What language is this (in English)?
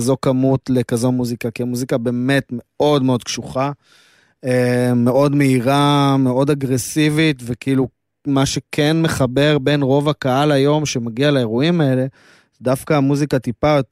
Hebrew